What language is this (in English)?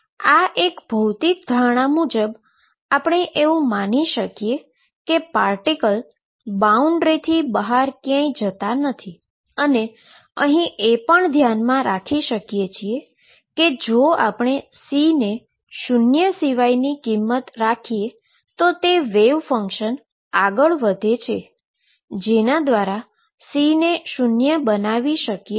Gujarati